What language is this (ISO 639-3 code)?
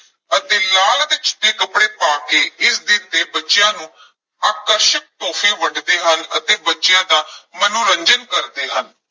pan